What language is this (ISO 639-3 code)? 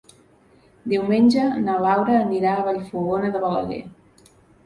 cat